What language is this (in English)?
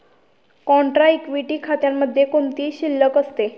Marathi